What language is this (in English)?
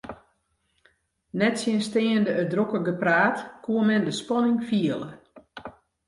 Western Frisian